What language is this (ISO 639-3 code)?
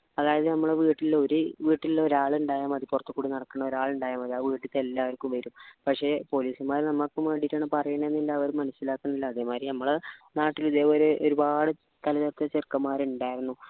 mal